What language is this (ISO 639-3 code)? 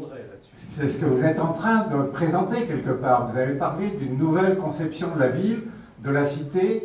fra